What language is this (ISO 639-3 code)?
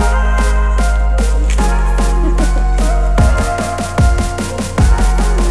ind